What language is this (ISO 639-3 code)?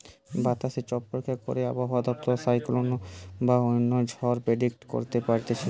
ben